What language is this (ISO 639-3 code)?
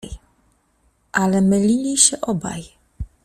pol